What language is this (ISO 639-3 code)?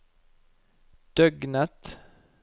nor